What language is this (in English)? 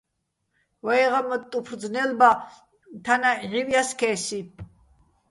Bats